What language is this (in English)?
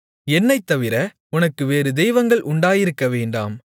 Tamil